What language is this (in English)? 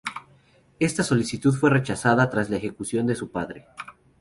Spanish